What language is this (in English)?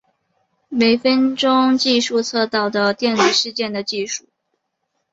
Chinese